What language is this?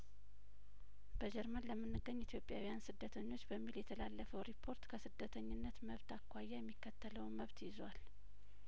Amharic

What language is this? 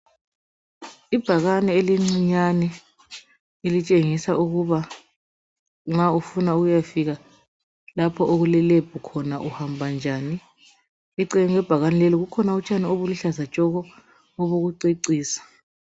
North Ndebele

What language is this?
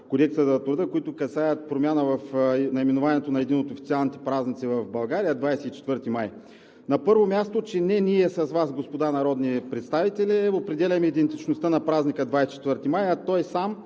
Bulgarian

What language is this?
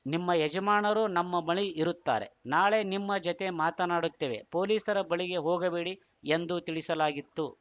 Kannada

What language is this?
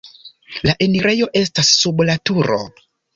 Esperanto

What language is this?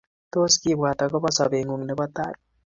Kalenjin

